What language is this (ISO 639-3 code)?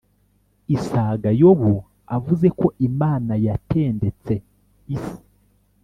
kin